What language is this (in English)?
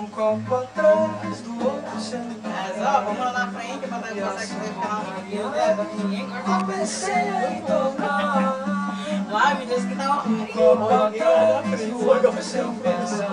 Romanian